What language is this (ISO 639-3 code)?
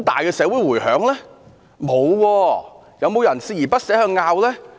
yue